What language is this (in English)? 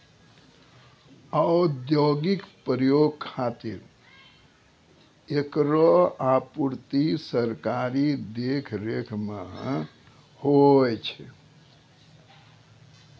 Maithili